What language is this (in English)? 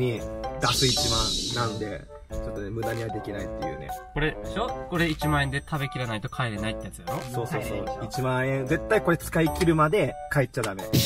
Japanese